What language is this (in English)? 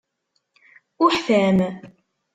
Kabyle